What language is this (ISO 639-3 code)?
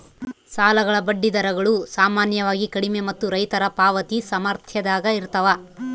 kan